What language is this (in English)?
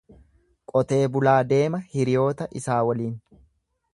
Oromo